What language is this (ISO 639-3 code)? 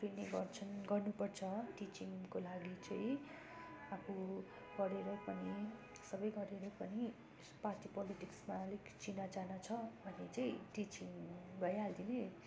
nep